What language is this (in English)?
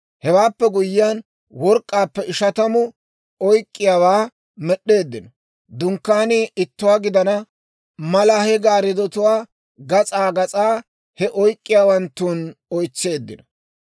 Dawro